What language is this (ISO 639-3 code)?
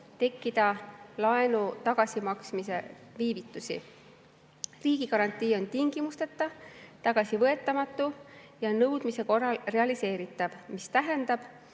est